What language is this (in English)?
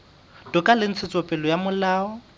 Southern Sotho